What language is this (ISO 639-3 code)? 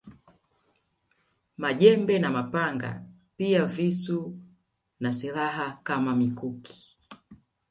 swa